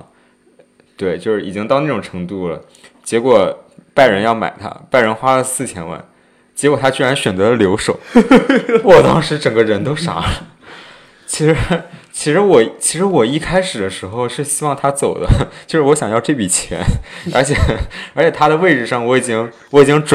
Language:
Chinese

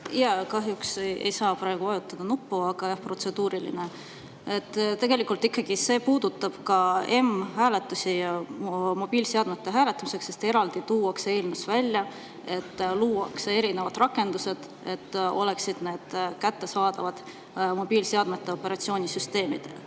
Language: Estonian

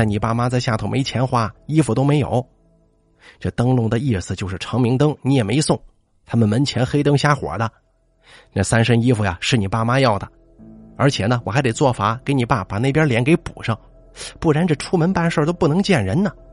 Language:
Chinese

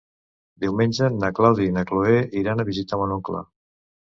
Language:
Catalan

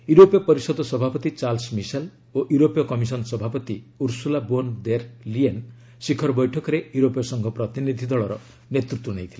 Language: Odia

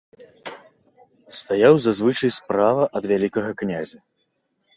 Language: Belarusian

